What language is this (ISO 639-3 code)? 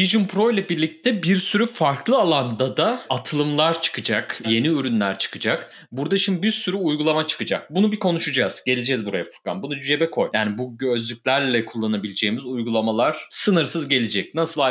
tur